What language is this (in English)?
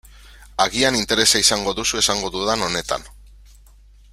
Basque